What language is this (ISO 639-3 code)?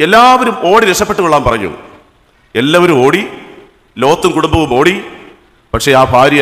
mal